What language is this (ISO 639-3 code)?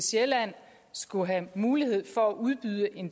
dan